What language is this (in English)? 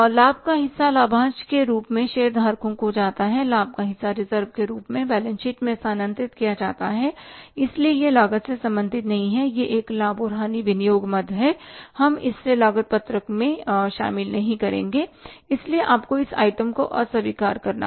Hindi